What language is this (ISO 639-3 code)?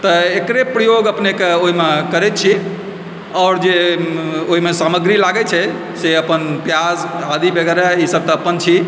mai